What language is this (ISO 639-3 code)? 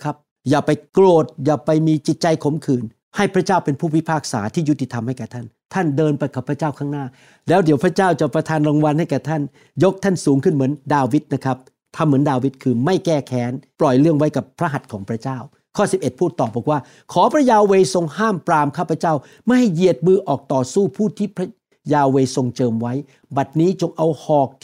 tha